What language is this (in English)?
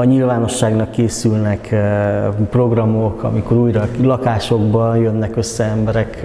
Hungarian